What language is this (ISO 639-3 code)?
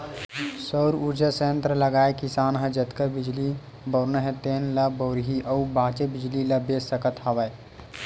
hne